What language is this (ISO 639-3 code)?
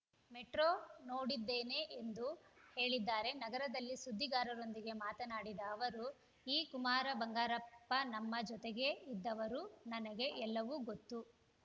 kan